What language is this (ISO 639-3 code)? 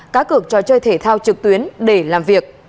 vie